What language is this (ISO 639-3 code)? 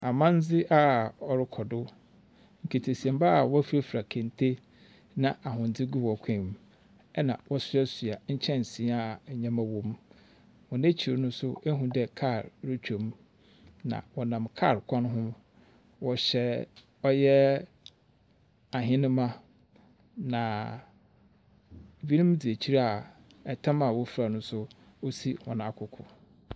aka